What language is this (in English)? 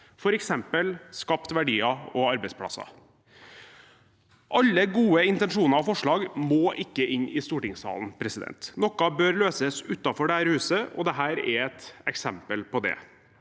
Norwegian